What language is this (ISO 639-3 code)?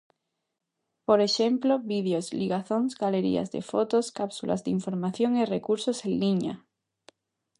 glg